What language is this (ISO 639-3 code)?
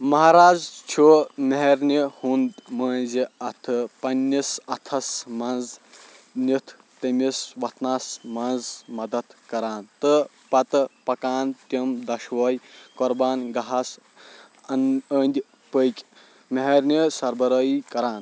kas